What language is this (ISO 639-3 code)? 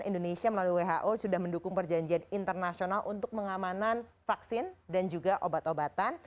ind